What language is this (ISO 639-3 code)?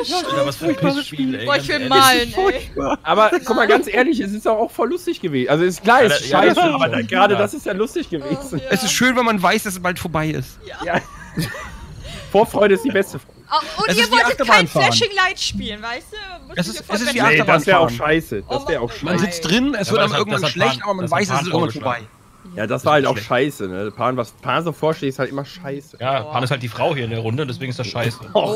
deu